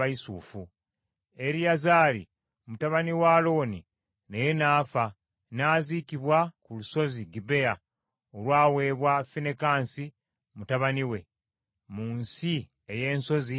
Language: Ganda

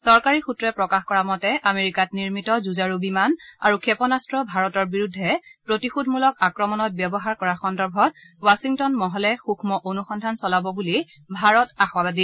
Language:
Assamese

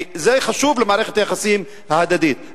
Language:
Hebrew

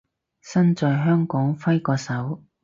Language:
Cantonese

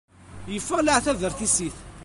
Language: Kabyle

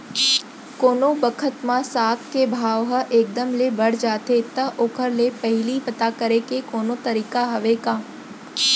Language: Chhattisgarhi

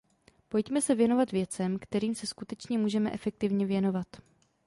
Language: Czech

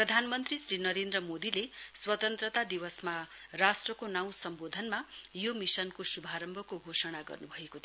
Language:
Nepali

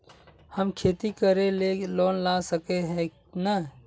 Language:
Magahi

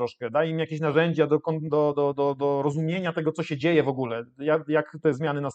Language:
Polish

